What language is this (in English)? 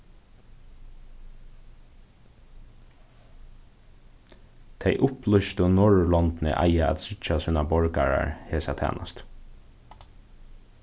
Faroese